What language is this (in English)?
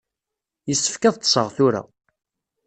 Kabyle